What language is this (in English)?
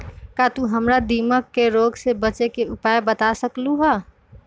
Magahi